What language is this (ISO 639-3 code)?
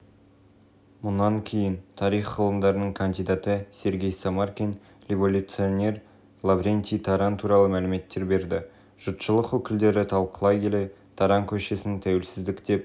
kaz